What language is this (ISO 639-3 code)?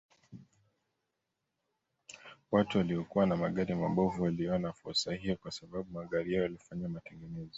swa